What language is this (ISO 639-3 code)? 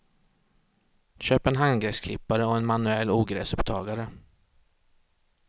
swe